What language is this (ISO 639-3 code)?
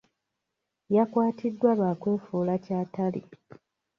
lug